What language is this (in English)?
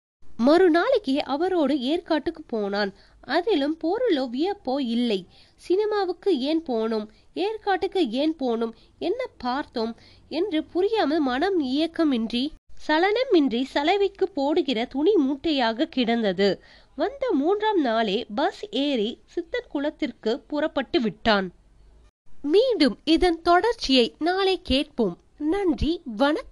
Tamil